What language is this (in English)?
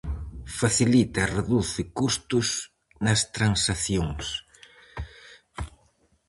Galician